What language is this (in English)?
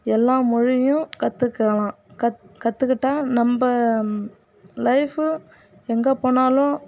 Tamil